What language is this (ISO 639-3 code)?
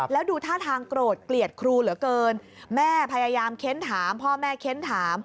tha